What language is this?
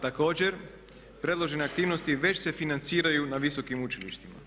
Croatian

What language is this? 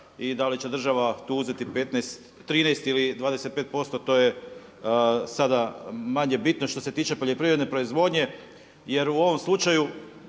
Croatian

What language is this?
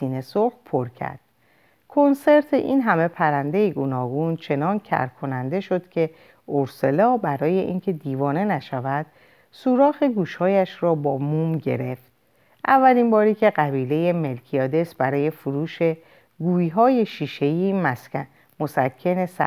Persian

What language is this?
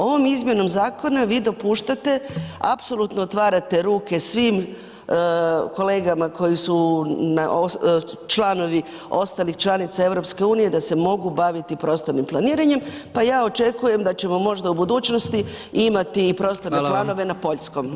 Croatian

